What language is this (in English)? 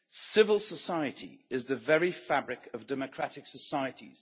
English